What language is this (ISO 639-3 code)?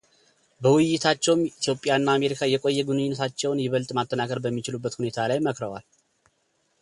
amh